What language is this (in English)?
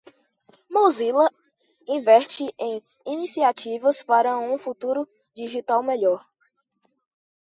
Portuguese